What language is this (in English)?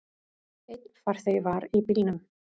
Icelandic